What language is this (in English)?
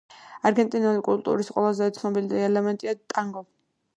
Georgian